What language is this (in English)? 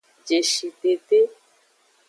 Aja (Benin)